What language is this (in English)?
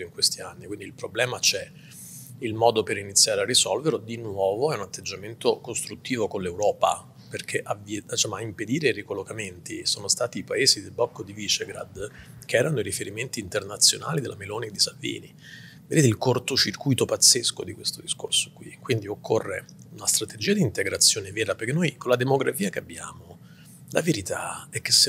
Italian